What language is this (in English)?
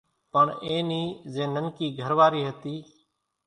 Kachi Koli